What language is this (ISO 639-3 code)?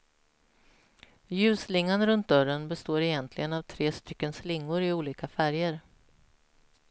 swe